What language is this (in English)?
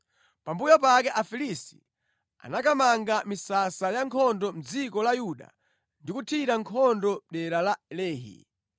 Nyanja